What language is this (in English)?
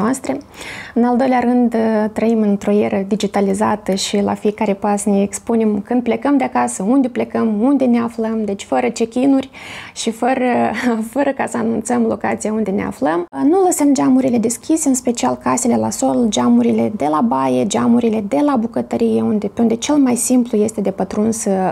Romanian